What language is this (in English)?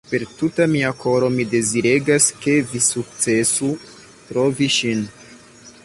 Esperanto